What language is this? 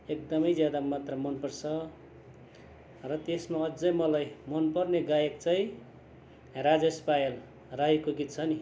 Nepali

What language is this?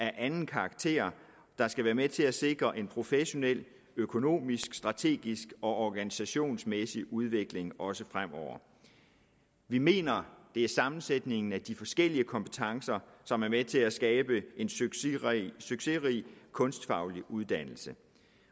Danish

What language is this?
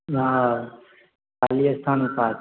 Maithili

